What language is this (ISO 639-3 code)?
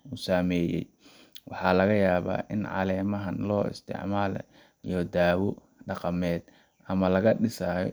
som